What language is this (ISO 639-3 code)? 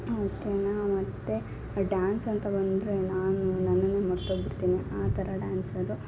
kan